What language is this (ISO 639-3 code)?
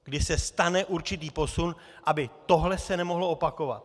ces